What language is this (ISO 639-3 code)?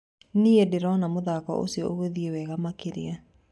kik